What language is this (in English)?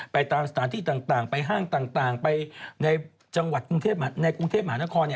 Thai